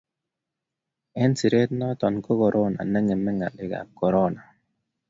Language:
Kalenjin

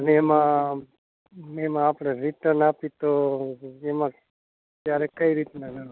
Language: Gujarati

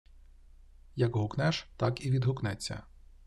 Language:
Ukrainian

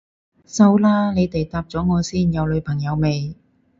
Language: Cantonese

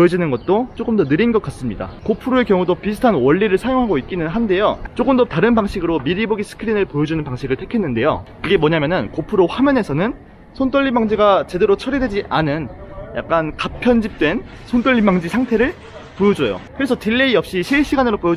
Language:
Korean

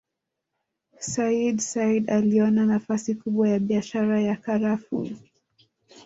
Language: Swahili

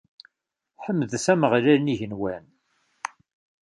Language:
Kabyle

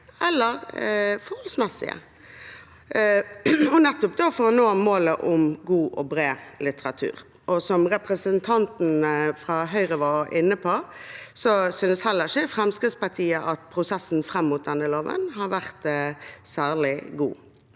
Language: Norwegian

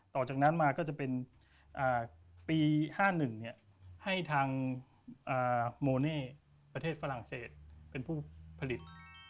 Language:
Thai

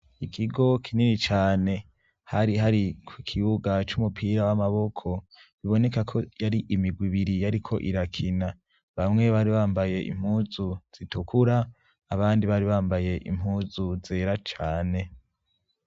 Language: Rundi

